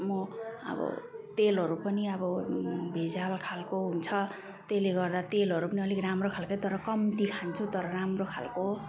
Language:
Nepali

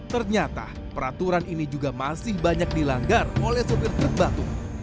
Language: Indonesian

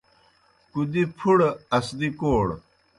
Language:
Kohistani Shina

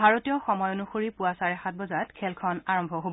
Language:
Assamese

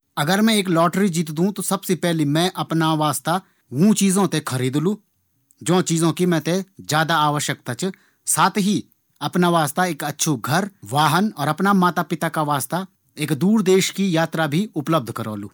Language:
Garhwali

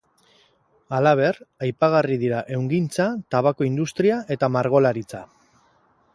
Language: Basque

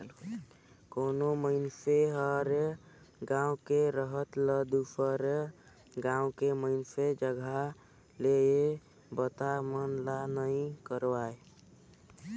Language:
Chhattisgarhi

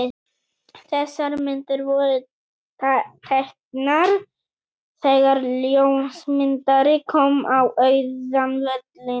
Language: Icelandic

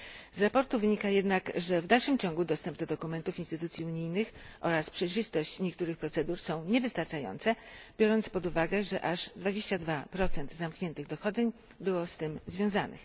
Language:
Polish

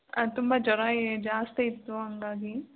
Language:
Kannada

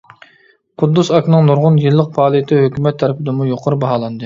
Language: Uyghur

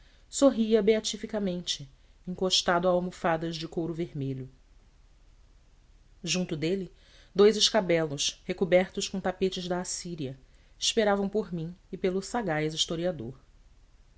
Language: Portuguese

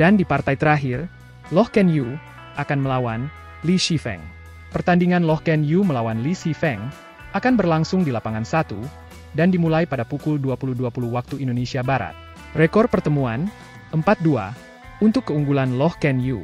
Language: Indonesian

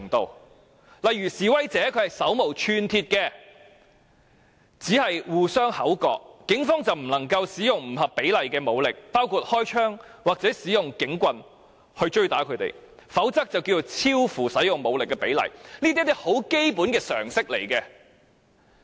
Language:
Cantonese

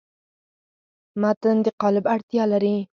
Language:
Pashto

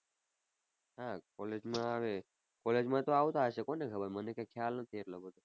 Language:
Gujarati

